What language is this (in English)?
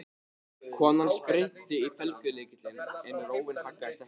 Icelandic